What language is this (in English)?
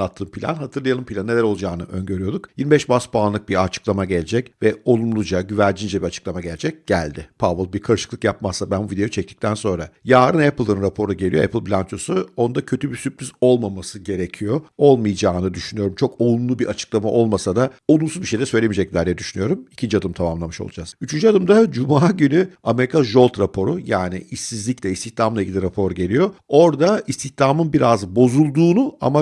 Turkish